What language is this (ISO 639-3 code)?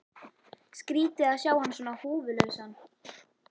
isl